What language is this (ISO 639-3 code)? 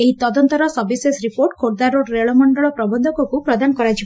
ori